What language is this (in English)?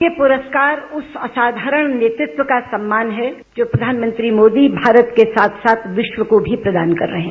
Hindi